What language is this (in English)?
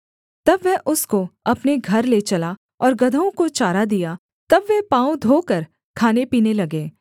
Hindi